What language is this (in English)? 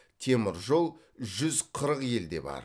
Kazakh